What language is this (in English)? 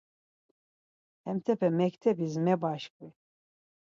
Laz